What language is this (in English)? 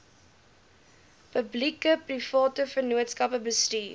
Afrikaans